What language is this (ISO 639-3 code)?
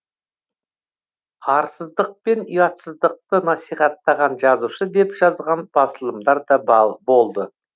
kaz